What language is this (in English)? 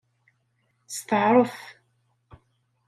Kabyle